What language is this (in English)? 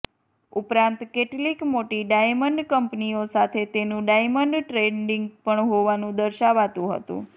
Gujarati